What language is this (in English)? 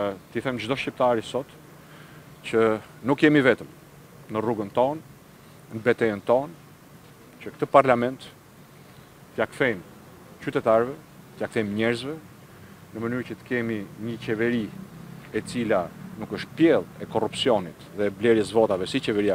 Romanian